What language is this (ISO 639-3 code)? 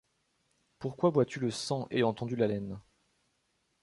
fra